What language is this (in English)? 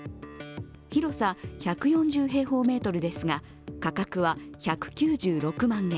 Japanese